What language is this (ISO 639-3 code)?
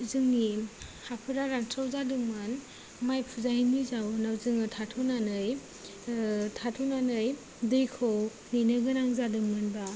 brx